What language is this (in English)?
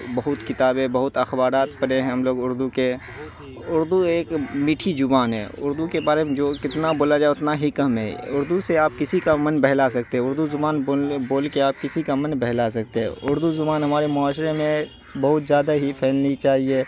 Urdu